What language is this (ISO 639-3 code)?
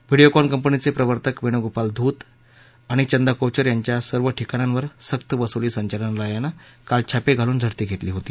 mar